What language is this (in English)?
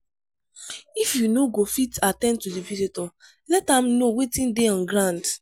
Nigerian Pidgin